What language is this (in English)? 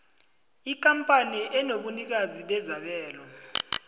South Ndebele